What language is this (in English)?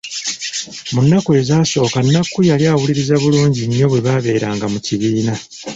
Ganda